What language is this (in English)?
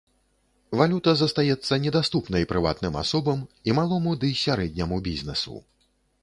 Belarusian